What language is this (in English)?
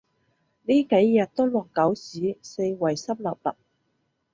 Cantonese